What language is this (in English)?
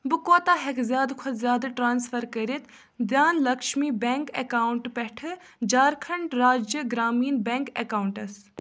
Kashmiri